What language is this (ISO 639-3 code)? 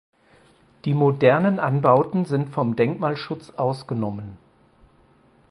deu